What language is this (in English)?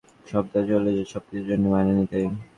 Bangla